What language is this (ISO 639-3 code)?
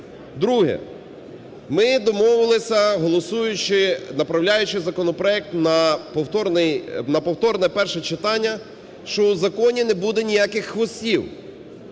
ukr